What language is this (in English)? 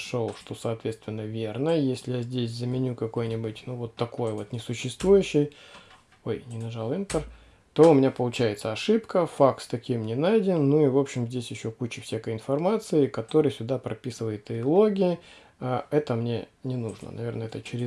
Russian